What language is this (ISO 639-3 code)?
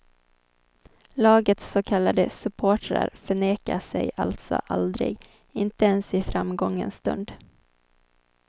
swe